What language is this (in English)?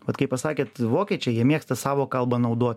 Lithuanian